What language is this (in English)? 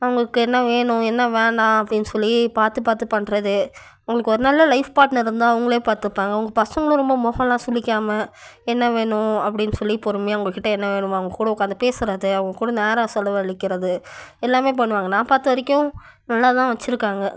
Tamil